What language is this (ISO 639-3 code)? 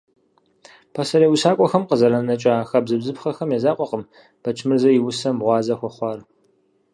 kbd